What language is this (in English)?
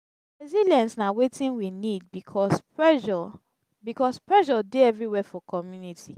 Nigerian Pidgin